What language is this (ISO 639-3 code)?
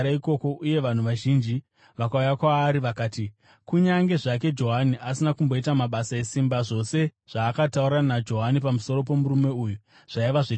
sna